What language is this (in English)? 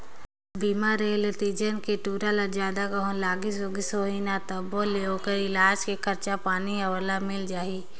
Chhattisgarhi